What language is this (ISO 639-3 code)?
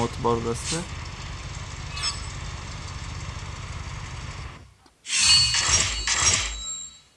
tur